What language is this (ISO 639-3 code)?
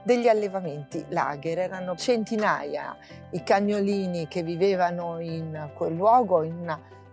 ita